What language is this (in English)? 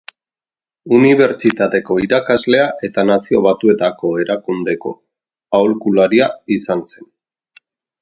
Basque